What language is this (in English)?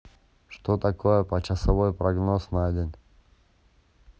Russian